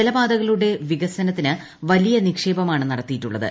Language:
Malayalam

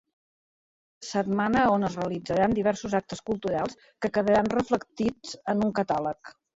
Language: Catalan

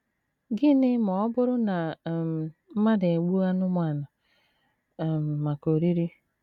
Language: Igbo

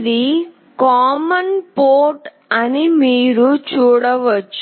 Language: Telugu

